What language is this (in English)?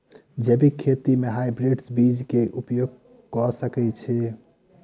Maithili